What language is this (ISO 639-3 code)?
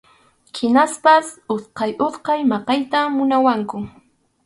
qxu